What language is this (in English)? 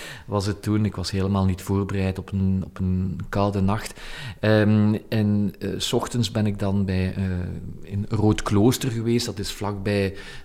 Dutch